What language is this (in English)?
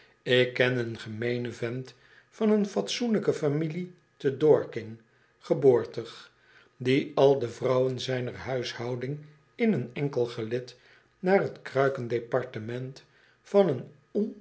Dutch